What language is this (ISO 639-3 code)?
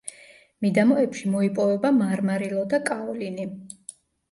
kat